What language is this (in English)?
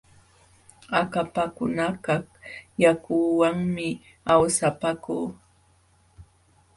Jauja Wanca Quechua